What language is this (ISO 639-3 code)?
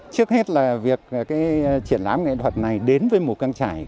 vie